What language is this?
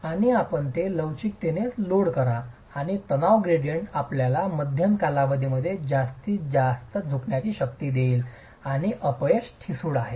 Marathi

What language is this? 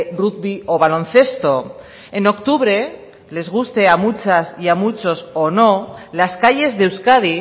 Spanish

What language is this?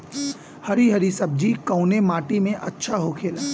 Bhojpuri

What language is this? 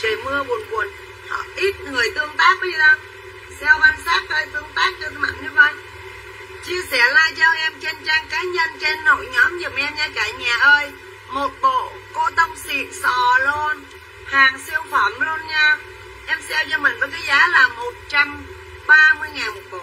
Vietnamese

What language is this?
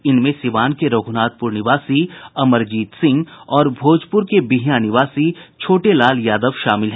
Hindi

